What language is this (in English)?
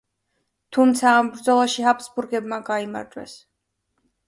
Georgian